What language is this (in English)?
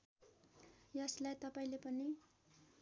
Nepali